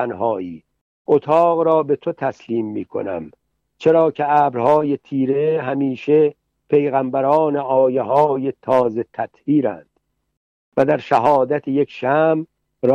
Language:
Persian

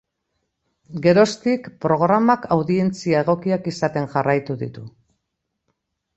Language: Basque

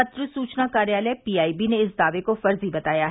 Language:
Hindi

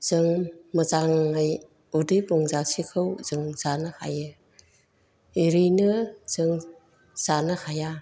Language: Bodo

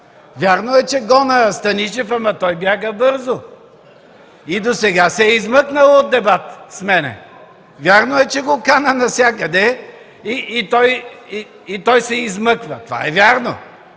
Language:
Bulgarian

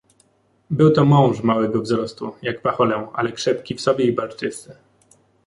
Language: Polish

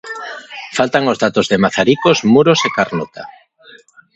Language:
Galician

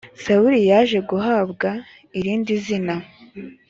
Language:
Kinyarwanda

